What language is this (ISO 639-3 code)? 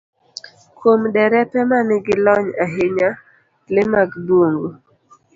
luo